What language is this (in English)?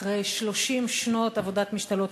Hebrew